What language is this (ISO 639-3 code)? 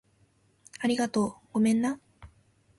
jpn